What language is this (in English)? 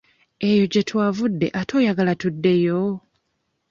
Ganda